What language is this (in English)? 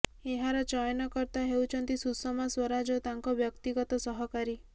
Odia